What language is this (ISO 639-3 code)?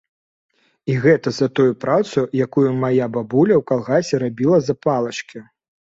bel